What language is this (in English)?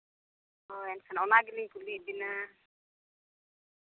Santali